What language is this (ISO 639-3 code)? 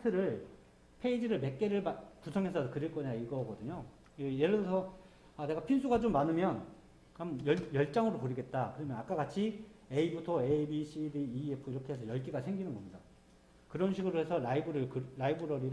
kor